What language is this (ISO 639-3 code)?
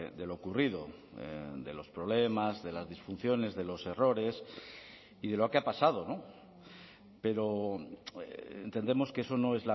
spa